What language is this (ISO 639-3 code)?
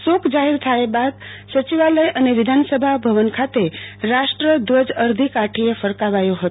guj